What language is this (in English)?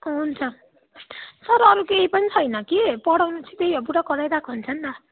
Nepali